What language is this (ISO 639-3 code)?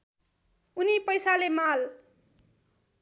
nep